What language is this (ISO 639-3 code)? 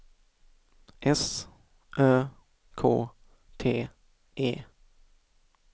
swe